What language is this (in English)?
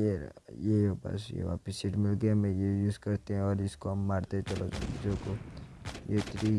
Hindi